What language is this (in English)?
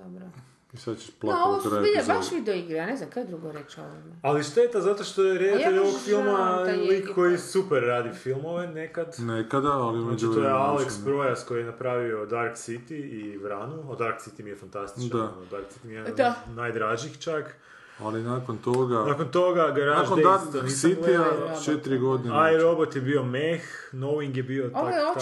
Croatian